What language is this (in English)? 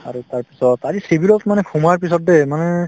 Assamese